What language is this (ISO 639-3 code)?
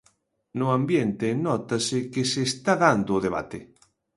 glg